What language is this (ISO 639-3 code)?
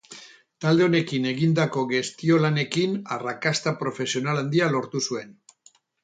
eus